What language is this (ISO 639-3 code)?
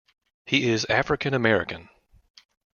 eng